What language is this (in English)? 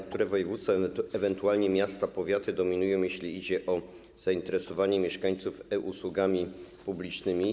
Polish